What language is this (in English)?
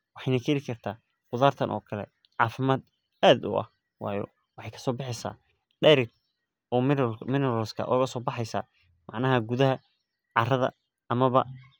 Somali